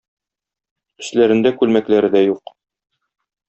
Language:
Tatar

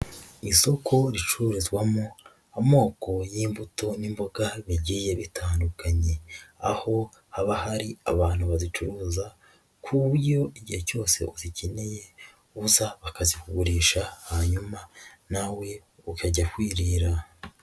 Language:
Kinyarwanda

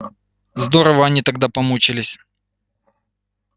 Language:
Russian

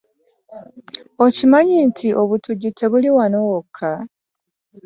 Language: Ganda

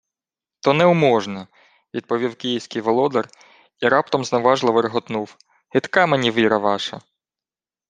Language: Ukrainian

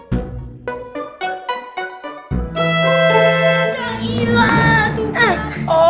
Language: Indonesian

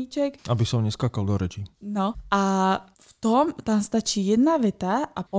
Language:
Slovak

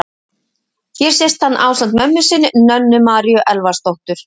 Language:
Icelandic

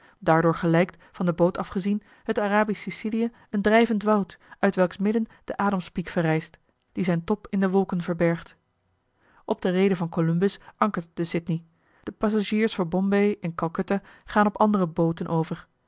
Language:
Dutch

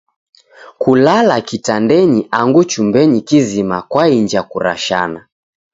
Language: Taita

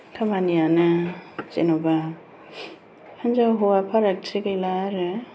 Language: Bodo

